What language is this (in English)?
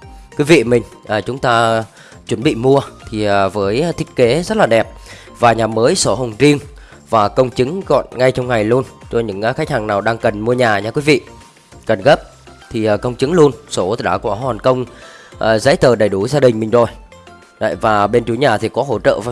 Vietnamese